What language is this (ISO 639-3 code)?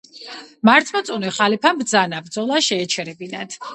kat